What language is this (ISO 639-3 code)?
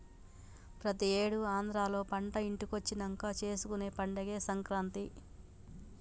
tel